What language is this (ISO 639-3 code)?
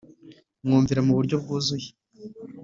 kin